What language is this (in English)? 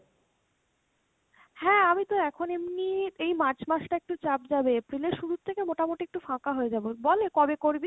Bangla